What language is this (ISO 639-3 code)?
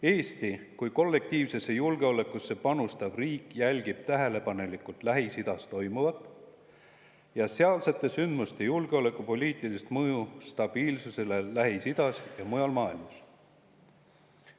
est